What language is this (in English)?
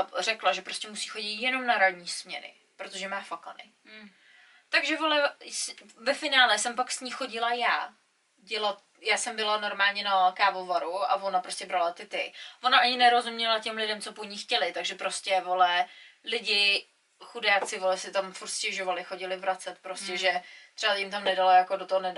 Czech